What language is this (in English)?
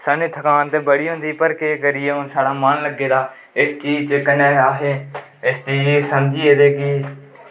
Dogri